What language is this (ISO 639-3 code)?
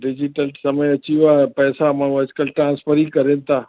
snd